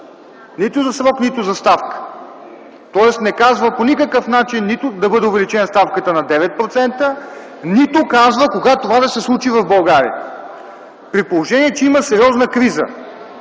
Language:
Bulgarian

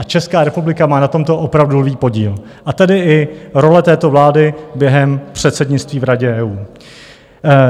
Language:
Czech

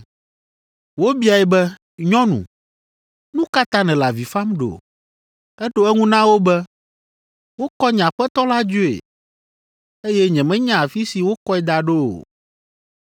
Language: Ewe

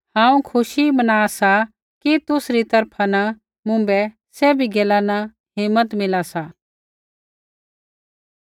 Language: Kullu Pahari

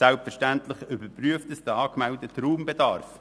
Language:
Swiss German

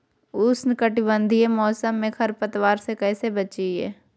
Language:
Magahi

